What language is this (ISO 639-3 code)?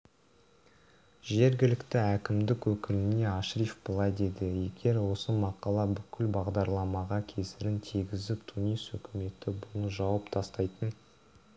kaz